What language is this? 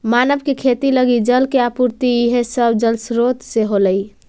Magahi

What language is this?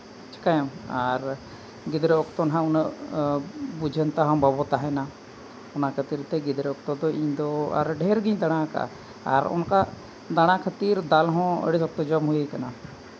Santali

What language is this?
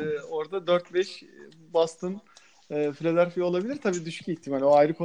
Turkish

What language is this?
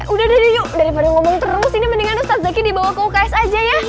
Indonesian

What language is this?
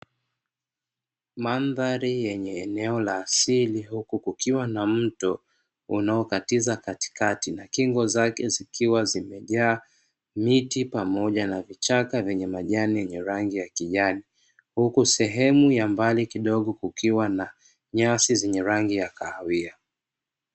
Swahili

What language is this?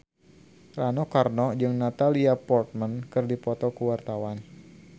Sundanese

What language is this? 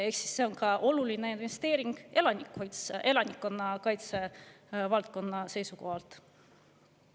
Estonian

